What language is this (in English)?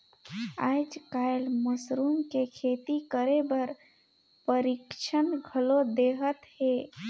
Chhattisgarhi